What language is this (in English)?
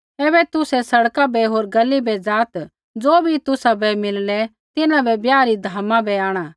Kullu Pahari